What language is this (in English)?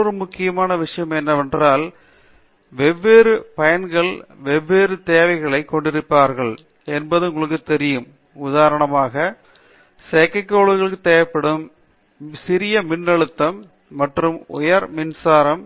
Tamil